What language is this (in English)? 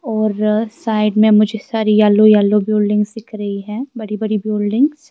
Urdu